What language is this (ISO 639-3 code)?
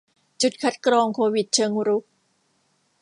tha